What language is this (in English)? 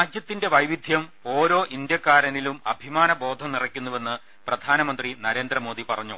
Malayalam